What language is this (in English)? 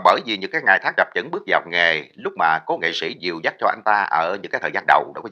Vietnamese